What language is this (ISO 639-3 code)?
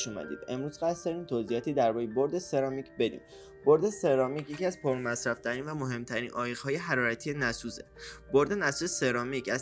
fas